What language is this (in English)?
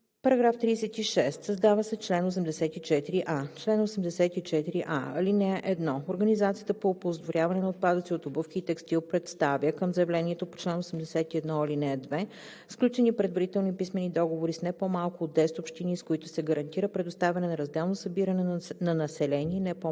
Bulgarian